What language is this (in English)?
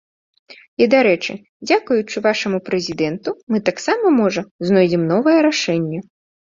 Belarusian